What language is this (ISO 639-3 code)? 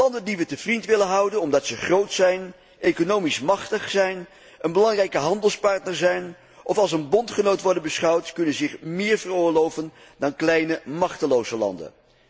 nld